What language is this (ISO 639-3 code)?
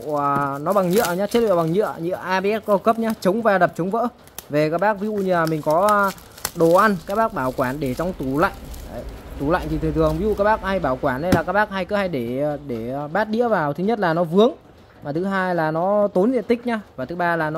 vie